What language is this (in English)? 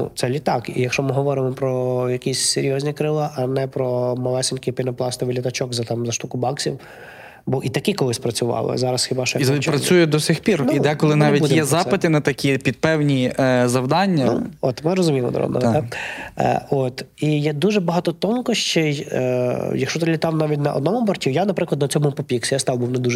Ukrainian